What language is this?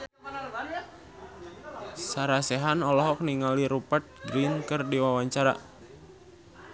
Sundanese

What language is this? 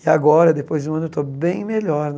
Portuguese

